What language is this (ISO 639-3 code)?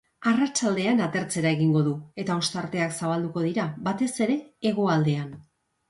eus